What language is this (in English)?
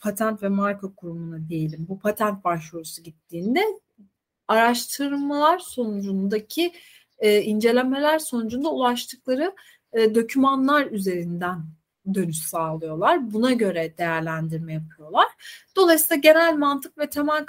Turkish